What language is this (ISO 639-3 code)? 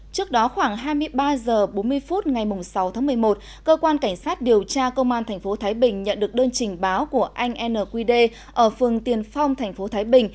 vie